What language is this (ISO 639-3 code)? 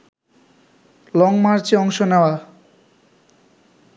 ben